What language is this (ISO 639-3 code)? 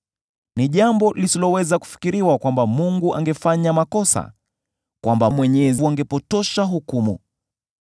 swa